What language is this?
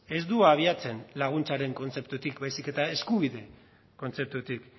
Basque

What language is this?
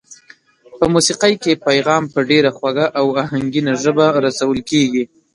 Pashto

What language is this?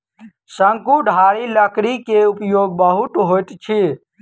Maithili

